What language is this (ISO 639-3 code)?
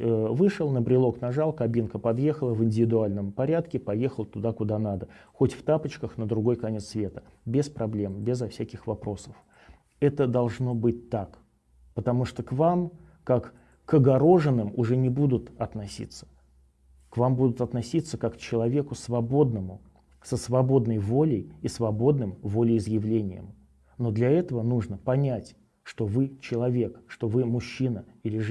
rus